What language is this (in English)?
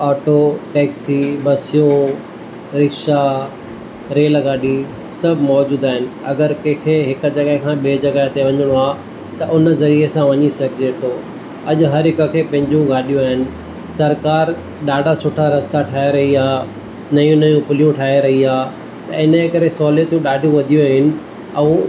Sindhi